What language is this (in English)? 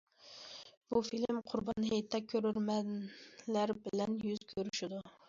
Uyghur